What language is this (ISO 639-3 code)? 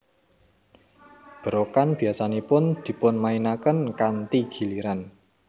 jav